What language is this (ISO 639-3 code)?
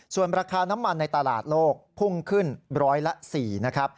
tha